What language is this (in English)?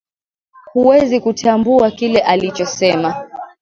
Swahili